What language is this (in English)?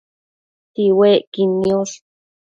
Matsés